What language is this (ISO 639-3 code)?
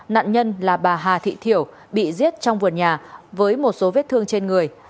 vie